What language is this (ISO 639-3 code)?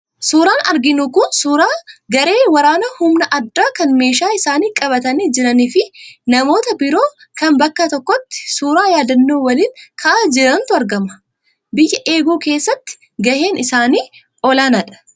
orm